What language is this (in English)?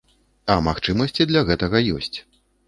Belarusian